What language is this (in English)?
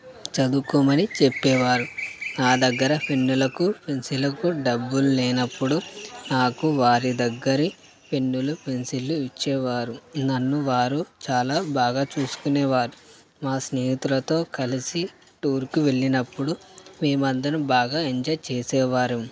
Telugu